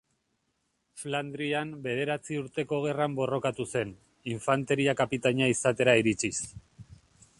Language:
Basque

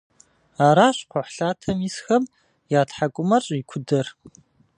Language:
Kabardian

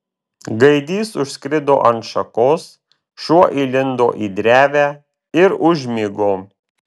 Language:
Lithuanian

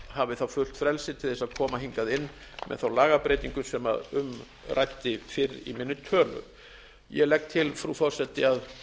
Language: Icelandic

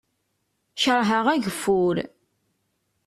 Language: Kabyle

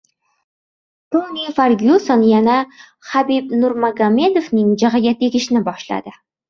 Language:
Uzbek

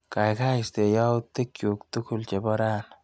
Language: Kalenjin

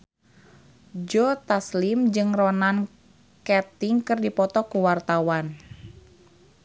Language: Sundanese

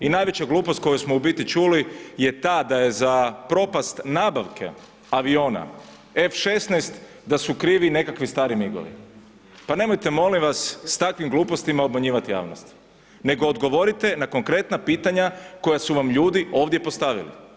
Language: Croatian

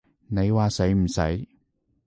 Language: Cantonese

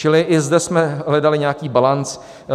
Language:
Czech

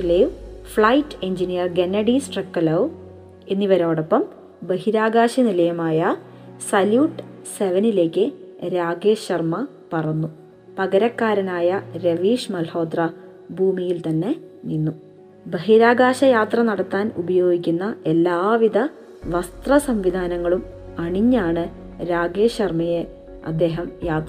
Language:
Malayalam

